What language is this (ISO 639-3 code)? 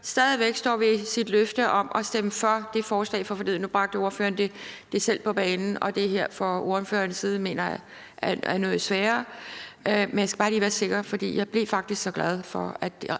dan